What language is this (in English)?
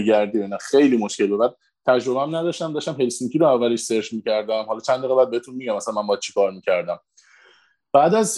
Persian